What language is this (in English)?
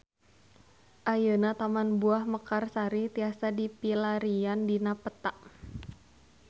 Sundanese